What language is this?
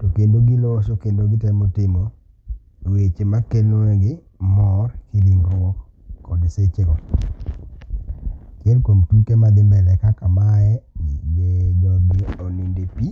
Luo (Kenya and Tanzania)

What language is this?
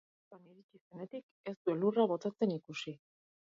Basque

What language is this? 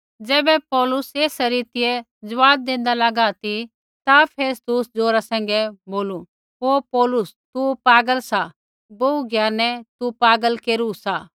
Kullu Pahari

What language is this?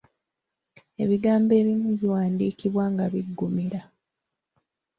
Ganda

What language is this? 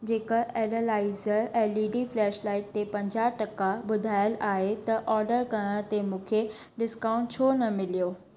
Sindhi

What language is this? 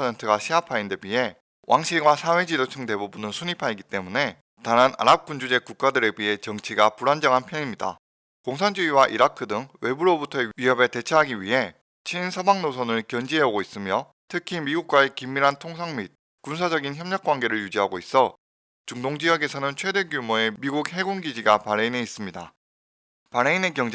Korean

